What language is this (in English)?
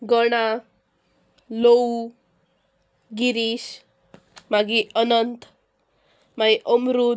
Konkani